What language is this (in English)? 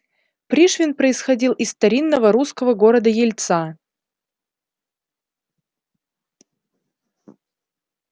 Russian